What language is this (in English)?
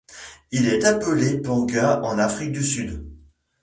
French